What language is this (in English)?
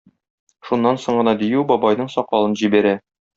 Tatar